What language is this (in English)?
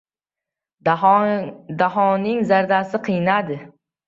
Uzbek